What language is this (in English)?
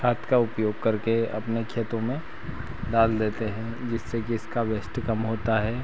Hindi